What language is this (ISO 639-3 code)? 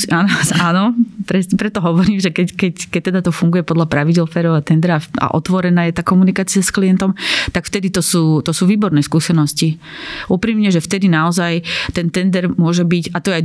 slk